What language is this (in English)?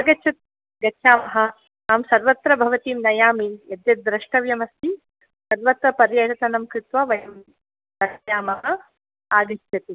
Sanskrit